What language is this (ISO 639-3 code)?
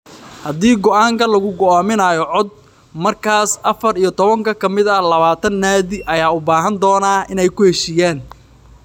som